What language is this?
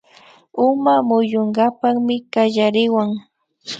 Imbabura Highland Quichua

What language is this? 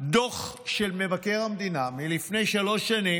Hebrew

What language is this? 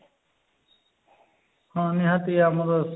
Odia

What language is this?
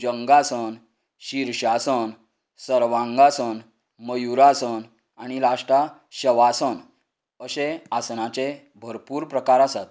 Konkani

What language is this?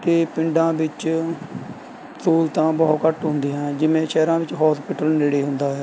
Punjabi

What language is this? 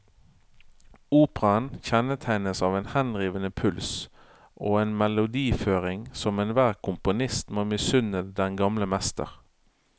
Norwegian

